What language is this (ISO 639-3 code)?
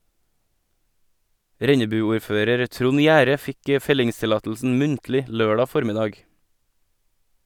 nor